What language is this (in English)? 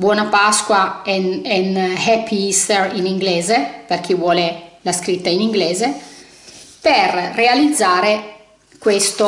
Italian